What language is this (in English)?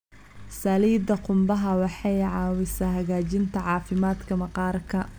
Somali